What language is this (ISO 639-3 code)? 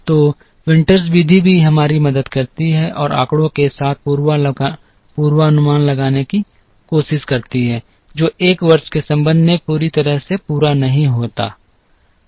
hin